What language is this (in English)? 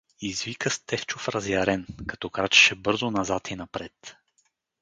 Bulgarian